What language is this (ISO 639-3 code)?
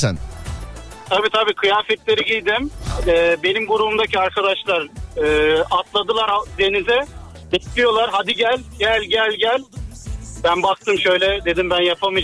tur